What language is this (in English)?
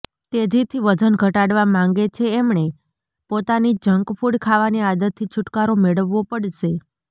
Gujarati